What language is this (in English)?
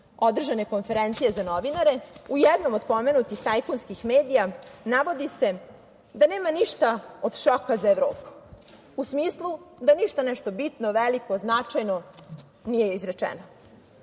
Serbian